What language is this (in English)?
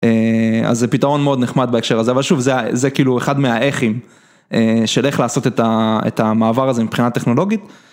Hebrew